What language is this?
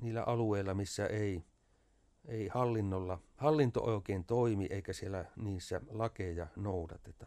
Finnish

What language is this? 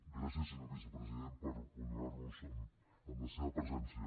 Catalan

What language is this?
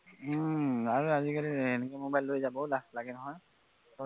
Assamese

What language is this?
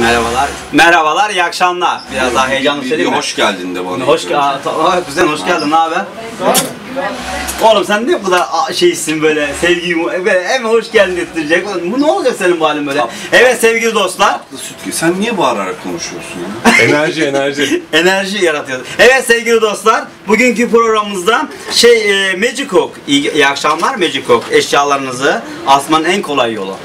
Turkish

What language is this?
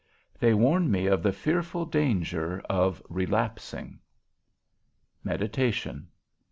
English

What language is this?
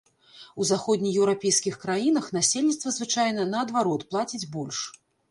Belarusian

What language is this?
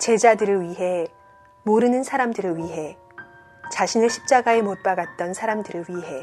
Korean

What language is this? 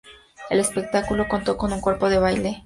Spanish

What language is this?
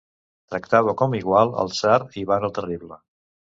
Catalan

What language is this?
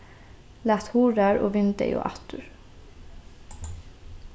Faroese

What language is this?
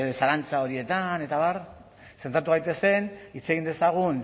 Basque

